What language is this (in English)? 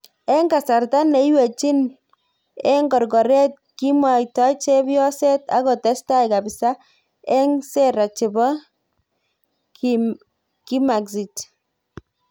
Kalenjin